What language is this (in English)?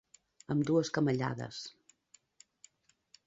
Catalan